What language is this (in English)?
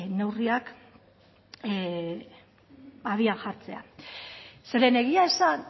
Basque